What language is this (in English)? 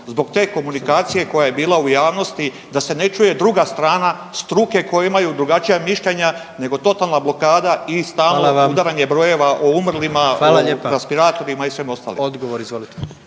Croatian